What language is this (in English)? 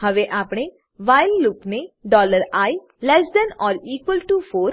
Gujarati